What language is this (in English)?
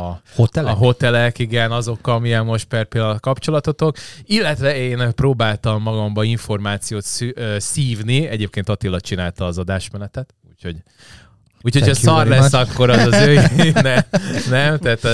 Hungarian